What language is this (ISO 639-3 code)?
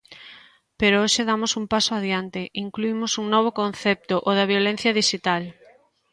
glg